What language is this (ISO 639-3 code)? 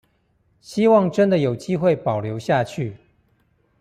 zho